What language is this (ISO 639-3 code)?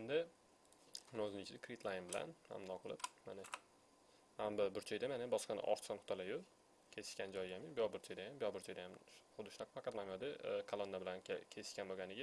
tur